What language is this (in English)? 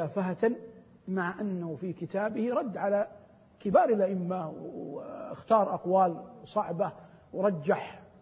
Arabic